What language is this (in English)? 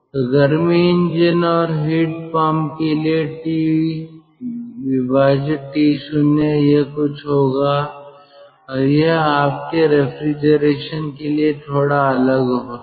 Hindi